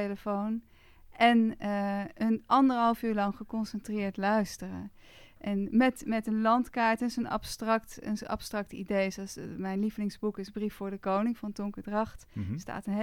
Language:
Dutch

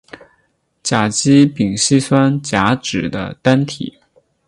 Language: Chinese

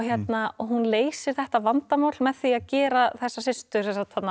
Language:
Icelandic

